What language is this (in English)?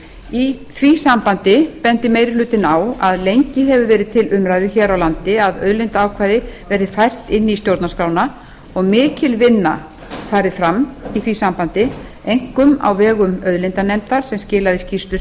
Icelandic